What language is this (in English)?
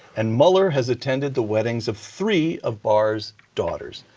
English